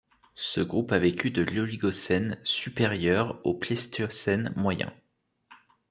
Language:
French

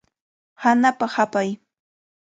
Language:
Cajatambo North Lima Quechua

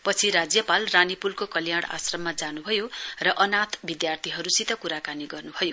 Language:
Nepali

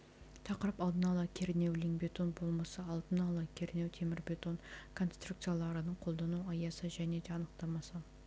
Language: Kazakh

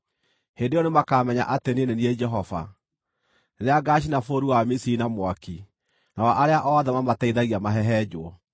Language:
Kikuyu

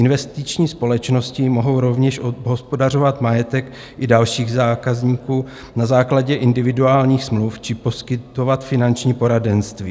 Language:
Czech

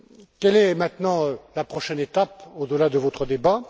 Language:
French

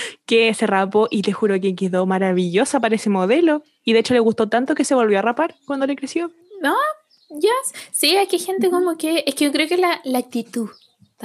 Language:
Spanish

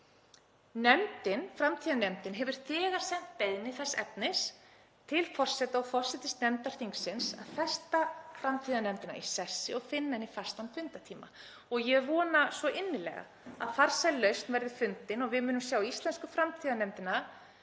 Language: Icelandic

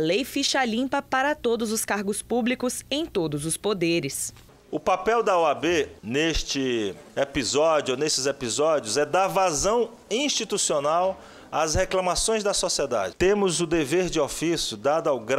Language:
Portuguese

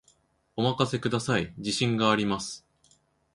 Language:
Japanese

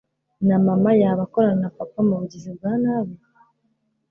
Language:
Kinyarwanda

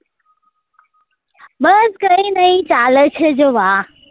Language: Gujarati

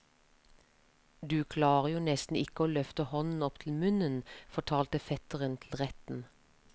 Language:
Norwegian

